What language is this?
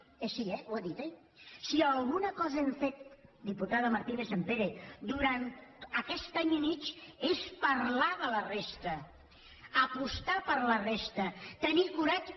Catalan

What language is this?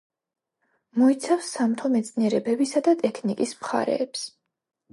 Georgian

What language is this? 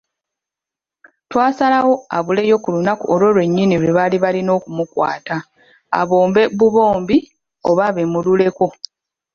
Ganda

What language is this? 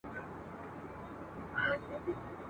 Pashto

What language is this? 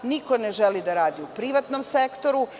Serbian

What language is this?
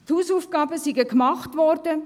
Swiss German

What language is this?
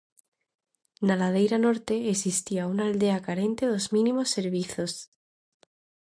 Galician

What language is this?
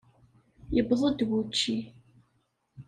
Kabyle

